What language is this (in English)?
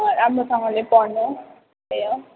Nepali